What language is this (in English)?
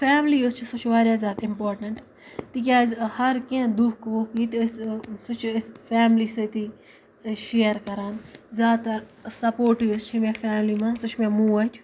Kashmiri